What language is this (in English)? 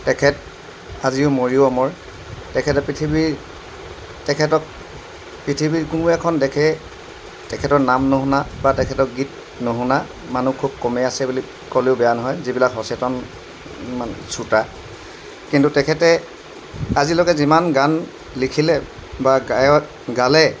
Assamese